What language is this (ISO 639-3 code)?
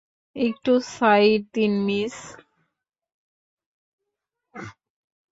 ben